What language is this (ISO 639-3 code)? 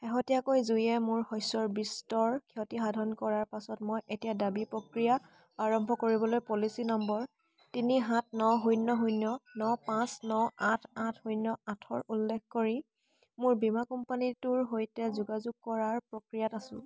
asm